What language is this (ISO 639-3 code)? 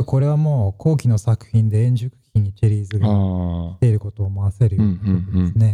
jpn